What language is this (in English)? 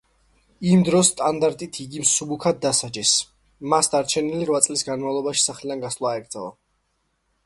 Georgian